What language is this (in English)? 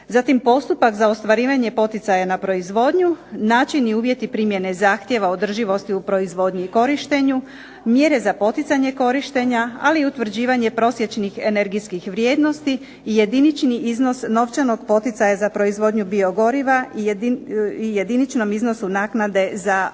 Croatian